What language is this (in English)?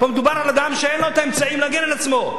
Hebrew